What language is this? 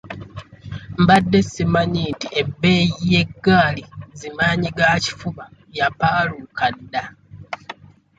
Ganda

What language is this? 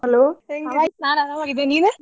Kannada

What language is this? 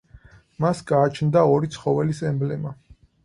Georgian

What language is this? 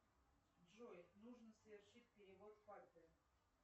Russian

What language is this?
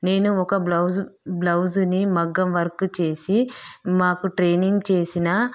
Telugu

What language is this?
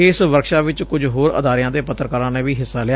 Punjabi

